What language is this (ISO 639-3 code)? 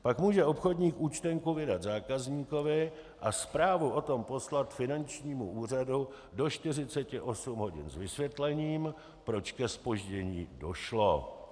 ces